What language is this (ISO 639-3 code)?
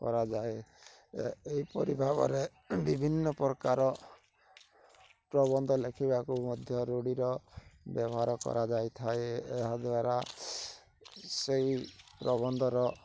ori